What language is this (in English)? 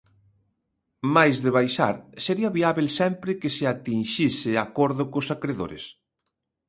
Galician